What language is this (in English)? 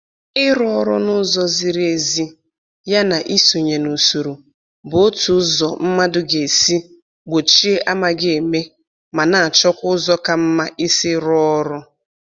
Igbo